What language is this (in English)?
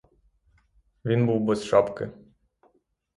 Ukrainian